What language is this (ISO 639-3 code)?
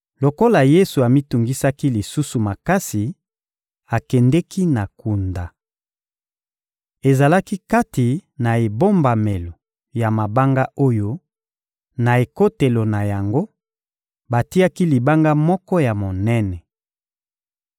lin